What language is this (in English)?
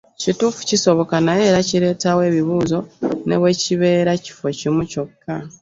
Ganda